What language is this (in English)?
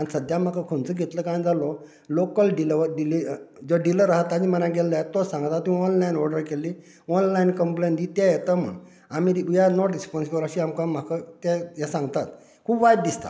Konkani